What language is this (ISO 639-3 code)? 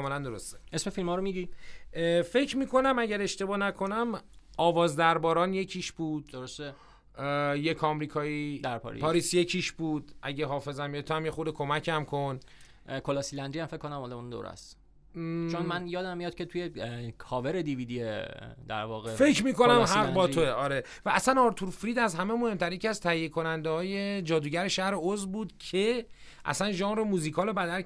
fas